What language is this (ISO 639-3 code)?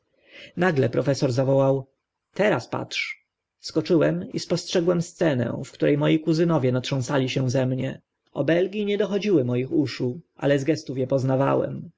pol